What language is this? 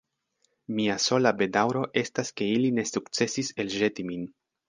Esperanto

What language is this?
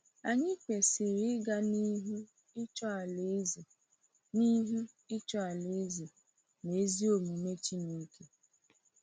Igbo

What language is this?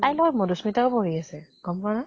Assamese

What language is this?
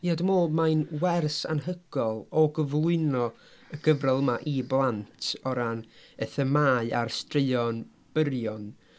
Welsh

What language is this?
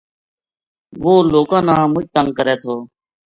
Gujari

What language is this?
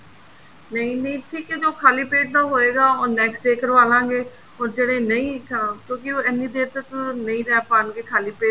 Punjabi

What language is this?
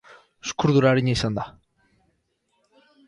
Basque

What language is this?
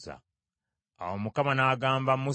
Ganda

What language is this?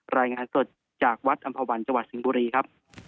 Thai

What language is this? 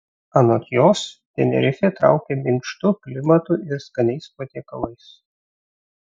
Lithuanian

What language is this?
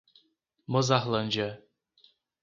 Portuguese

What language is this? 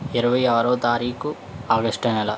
Telugu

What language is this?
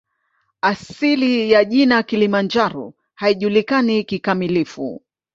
Swahili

